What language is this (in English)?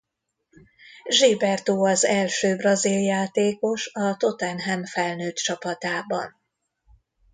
Hungarian